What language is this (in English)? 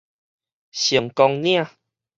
Min Nan Chinese